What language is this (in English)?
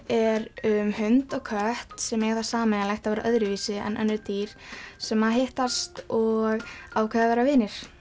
Icelandic